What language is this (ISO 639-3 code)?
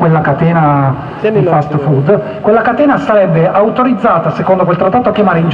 ita